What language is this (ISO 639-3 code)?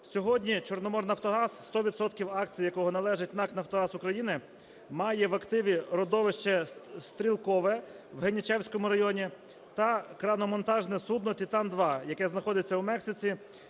ukr